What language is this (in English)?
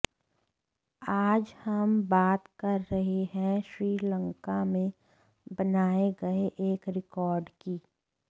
Hindi